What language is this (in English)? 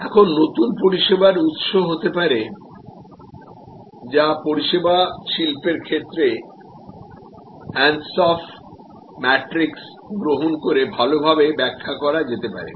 Bangla